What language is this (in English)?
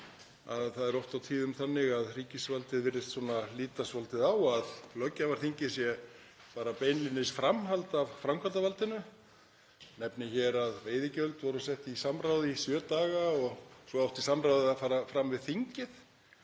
Icelandic